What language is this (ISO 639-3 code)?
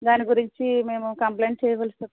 tel